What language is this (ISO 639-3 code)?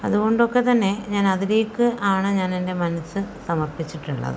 mal